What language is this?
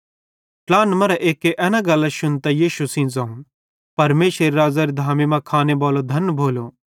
Bhadrawahi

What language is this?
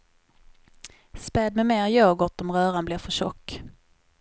Swedish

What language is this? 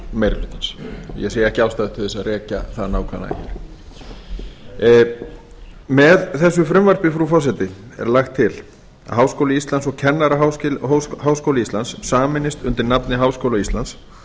Icelandic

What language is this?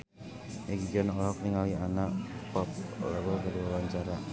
Sundanese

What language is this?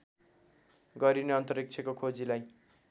Nepali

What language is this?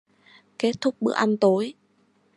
Vietnamese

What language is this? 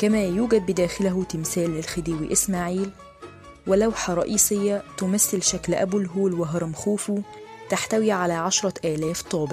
Arabic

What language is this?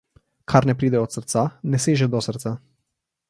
Slovenian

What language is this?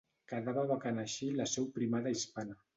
Catalan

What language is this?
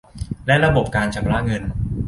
Thai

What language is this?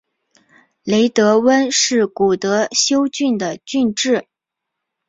Chinese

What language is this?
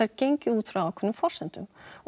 Icelandic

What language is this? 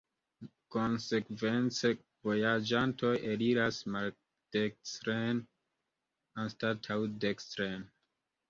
Esperanto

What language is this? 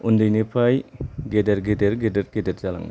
Bodo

